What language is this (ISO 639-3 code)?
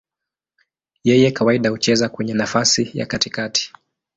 swa